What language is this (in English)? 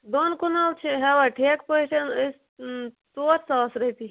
Kashmiri